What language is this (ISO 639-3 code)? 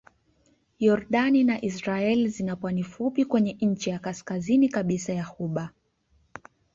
swa